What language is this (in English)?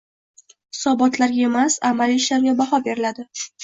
Uzbek